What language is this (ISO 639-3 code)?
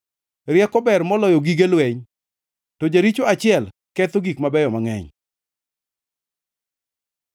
luo